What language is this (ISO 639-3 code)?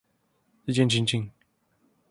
zho